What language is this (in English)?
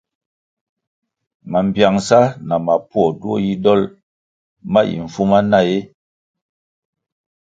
Kwasio